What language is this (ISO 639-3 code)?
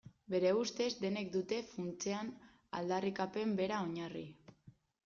eus